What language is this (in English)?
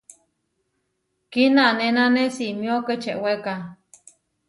Huarijio